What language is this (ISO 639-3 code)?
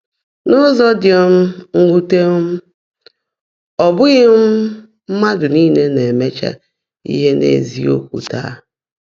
ibo